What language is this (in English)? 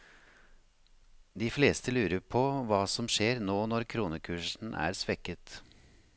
Norwegian